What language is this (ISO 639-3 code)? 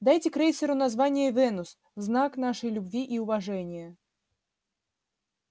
rus